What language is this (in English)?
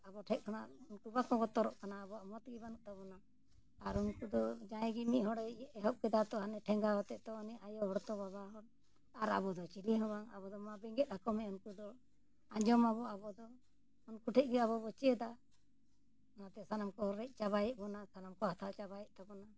Santali